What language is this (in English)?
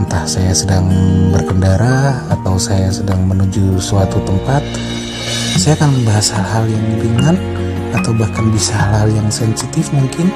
Indonesian